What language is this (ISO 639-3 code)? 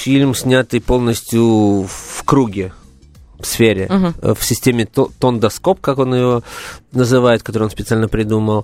rus